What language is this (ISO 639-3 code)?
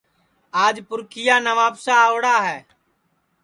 ssi